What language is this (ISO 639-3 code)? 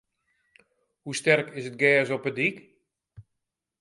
fry